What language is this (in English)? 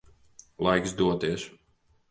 Latvian